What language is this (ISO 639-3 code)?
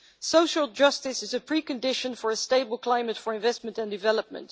eng